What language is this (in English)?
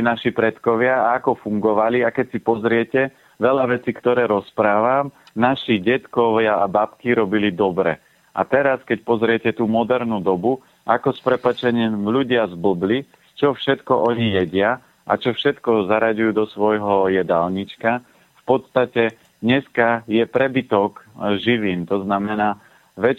Slovak